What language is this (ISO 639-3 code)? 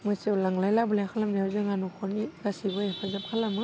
brx